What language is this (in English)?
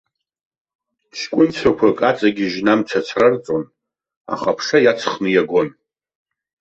Abkhazian